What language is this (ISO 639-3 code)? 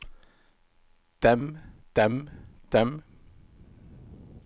nor